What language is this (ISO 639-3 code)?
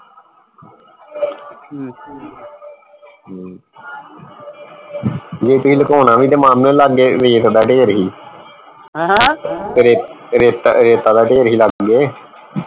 pan